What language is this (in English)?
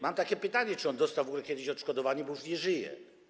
Polish